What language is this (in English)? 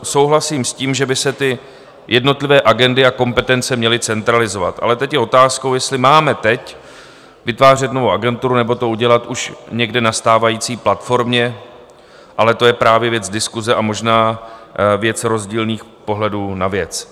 Czech